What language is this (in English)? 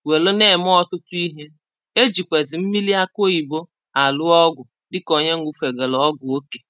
Igbo